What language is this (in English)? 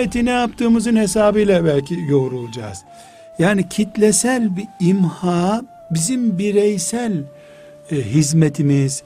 Turkish